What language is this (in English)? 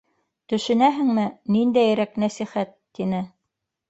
Bashkir